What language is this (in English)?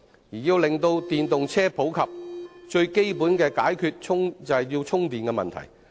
Cantonese